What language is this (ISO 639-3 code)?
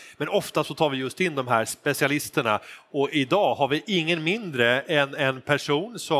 swe